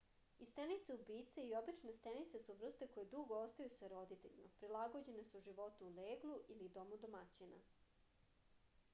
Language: Serbian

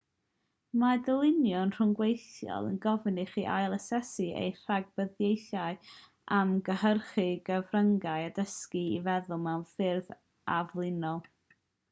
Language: Welsh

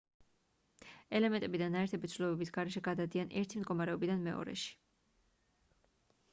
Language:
Georgian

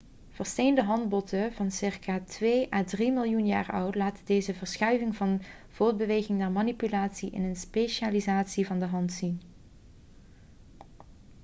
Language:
Dutch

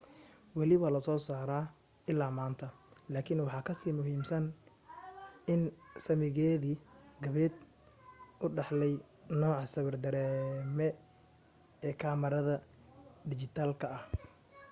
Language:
Somali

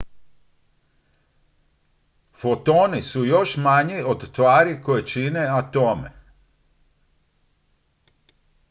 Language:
Croatian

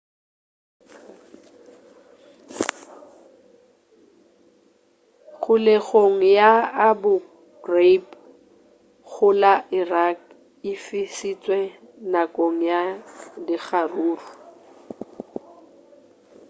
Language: Northern Sotho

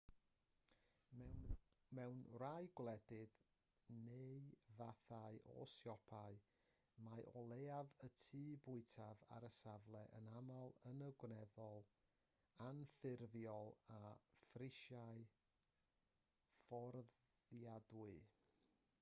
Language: Welsh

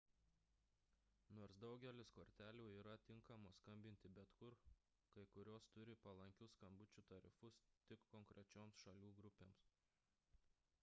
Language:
Lithuanian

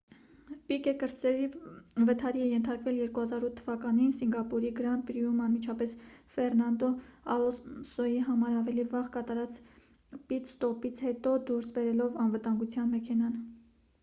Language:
Armenian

